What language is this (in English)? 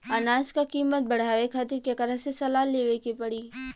Bhojpuri